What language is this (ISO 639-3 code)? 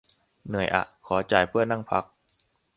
tha